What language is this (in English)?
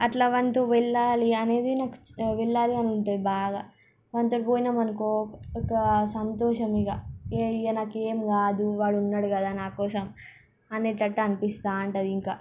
Telugu